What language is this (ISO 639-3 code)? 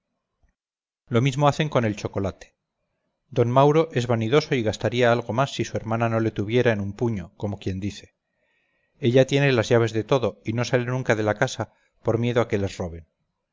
spa